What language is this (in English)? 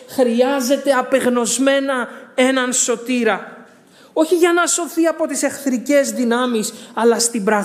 Greek